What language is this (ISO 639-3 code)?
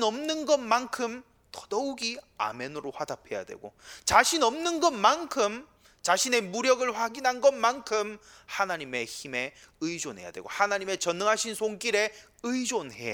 kor